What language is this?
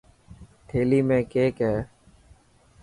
Dhatki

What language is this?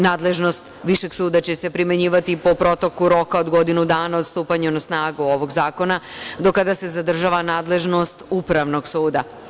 Serbian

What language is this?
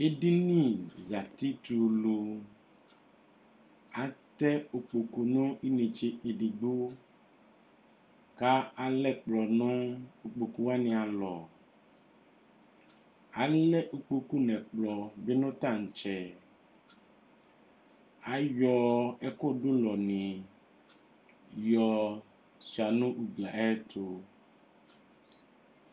Ikposo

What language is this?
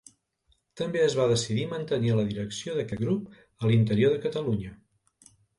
Catalan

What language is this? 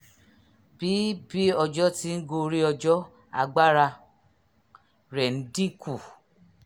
Yoruba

